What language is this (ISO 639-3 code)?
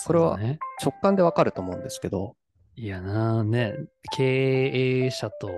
jpn